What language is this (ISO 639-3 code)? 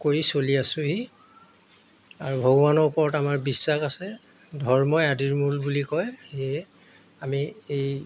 asm